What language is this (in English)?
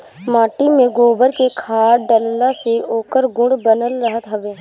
Bhojpuri